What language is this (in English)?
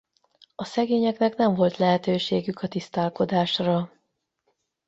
Hungarian